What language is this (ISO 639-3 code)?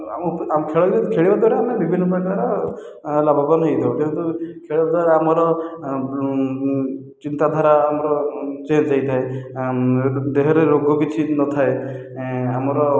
ori